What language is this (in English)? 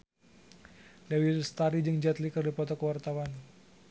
Sundanese